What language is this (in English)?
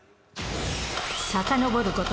Japanese